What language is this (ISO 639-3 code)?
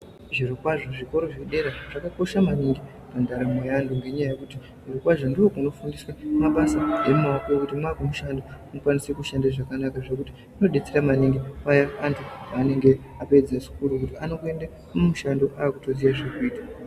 ndc